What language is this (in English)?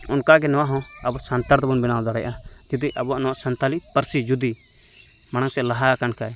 Santali